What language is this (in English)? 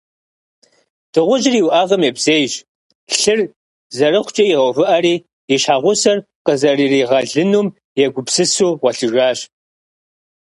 Kabardian